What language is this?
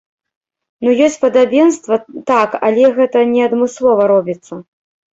Belarusian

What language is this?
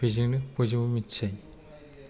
Bodo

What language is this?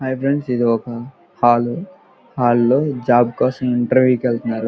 Telugu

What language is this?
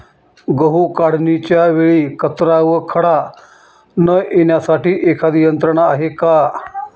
Marathi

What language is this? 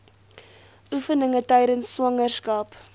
Afrikaans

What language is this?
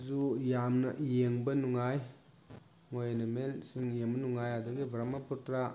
Manipuri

